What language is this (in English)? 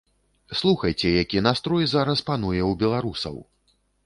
Belarusian